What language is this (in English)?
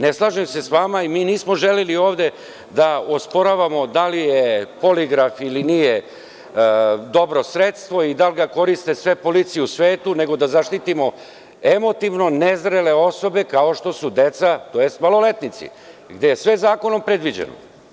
Serbian